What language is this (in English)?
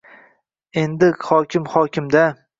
Uzbek